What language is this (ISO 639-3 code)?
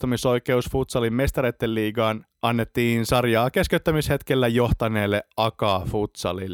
fin